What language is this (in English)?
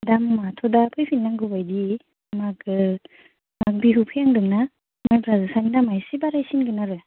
Bodo